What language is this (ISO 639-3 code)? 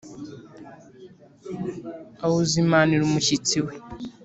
kin